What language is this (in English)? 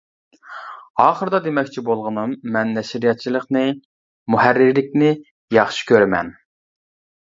Uyghur